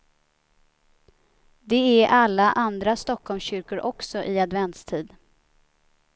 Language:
Swedish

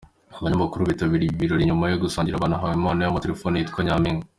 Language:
Kinyarwanda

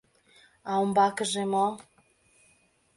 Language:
Mari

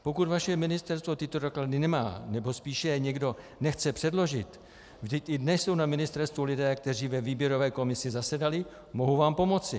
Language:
Czech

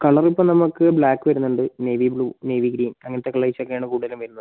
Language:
Malayalam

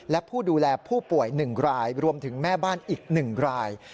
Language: Thai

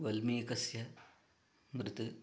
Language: Sanskrit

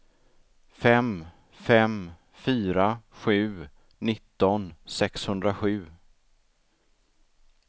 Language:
Swedish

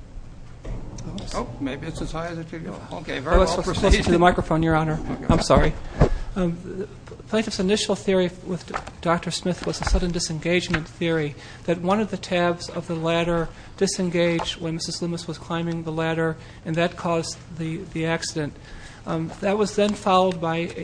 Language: English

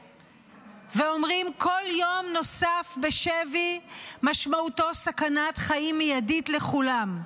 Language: Hebrew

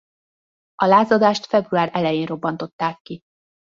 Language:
Hungarian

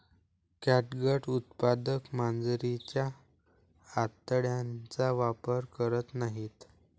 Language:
Marathi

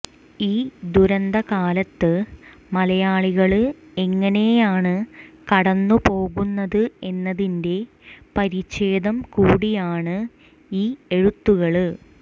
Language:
Malayalam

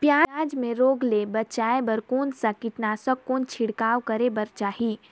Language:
Chhattisgarhi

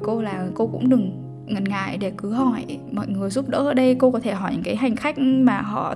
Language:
Vietnamese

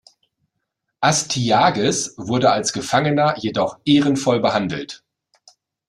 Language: German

